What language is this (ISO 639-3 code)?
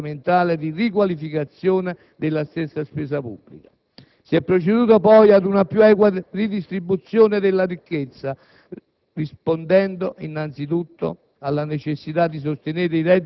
ita